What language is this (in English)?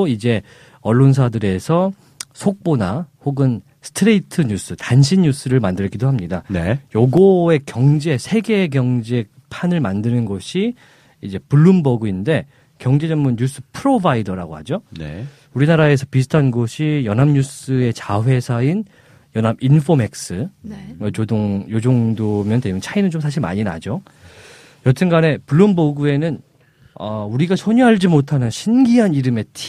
Korean